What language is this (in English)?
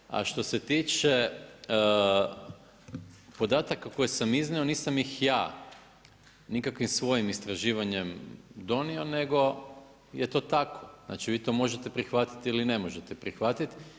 Croatian